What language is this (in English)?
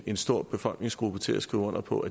Danish